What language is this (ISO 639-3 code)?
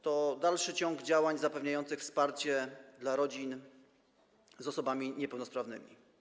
pol